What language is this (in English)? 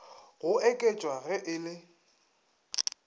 Northern Sotho